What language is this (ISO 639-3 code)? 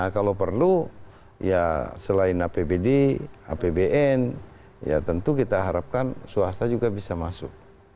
ind